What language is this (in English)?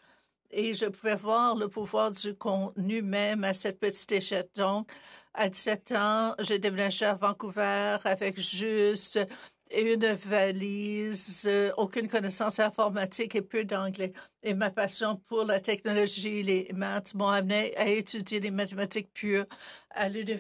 French